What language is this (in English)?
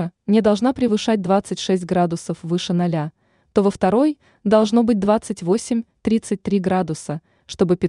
Russian